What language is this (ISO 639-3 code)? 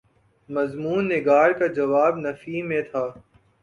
urd